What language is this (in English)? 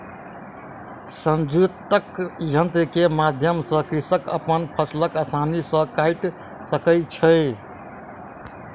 Maithili